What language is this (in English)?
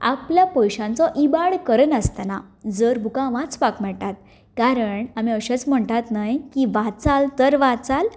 Konkani